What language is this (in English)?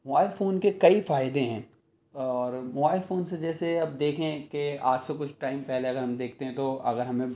Urdu